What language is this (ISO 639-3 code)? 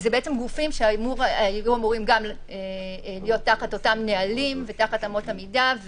heb